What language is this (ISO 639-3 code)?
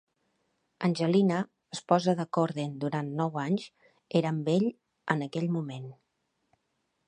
cat